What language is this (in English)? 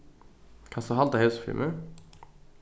Faroese